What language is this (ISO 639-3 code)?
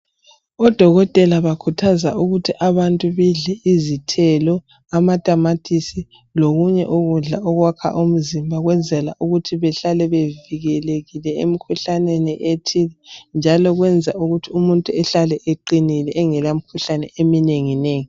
nde